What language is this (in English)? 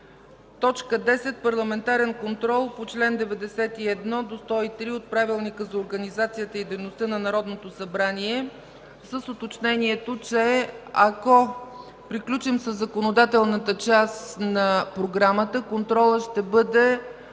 Bulgarian